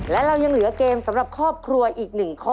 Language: Thai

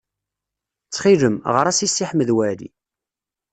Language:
Kabyle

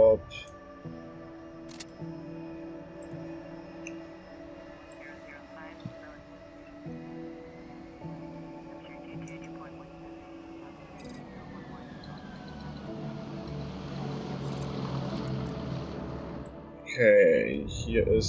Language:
German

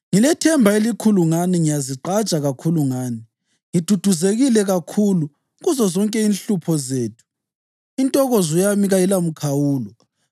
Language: North Ndebele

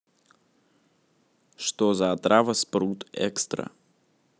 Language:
Russian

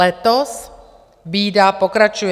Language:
Czech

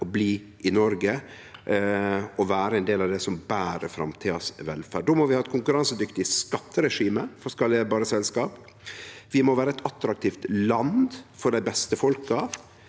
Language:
Norwegian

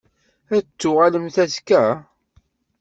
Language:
Kabyle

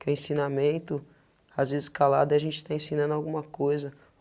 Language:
Portuguese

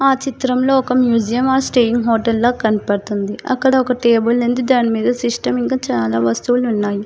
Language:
Telugu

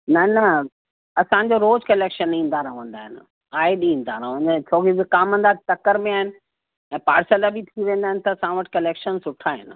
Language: Sindhi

